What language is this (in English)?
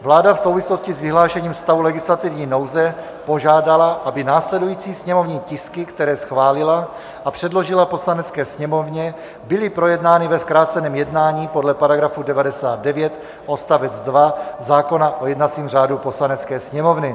Czech